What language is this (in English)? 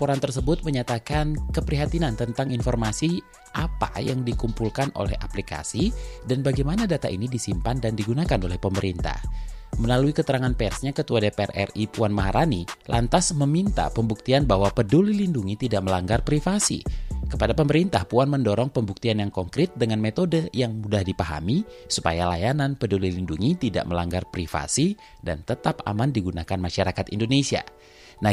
Indonesian